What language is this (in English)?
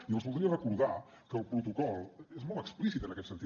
Catalan